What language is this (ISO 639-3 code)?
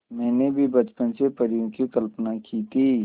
hin